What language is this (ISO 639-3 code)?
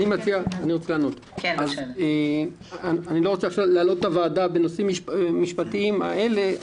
heb